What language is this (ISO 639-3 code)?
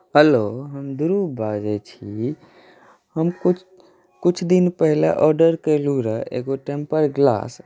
mai